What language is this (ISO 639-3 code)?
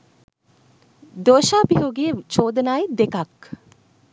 sin